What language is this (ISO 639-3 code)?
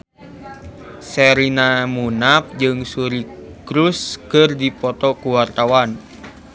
sun